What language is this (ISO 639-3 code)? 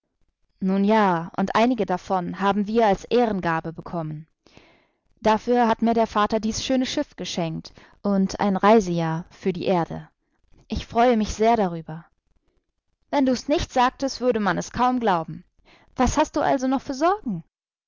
deu